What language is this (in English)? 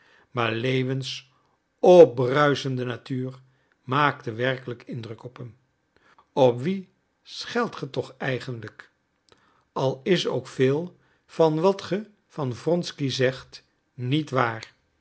Dutch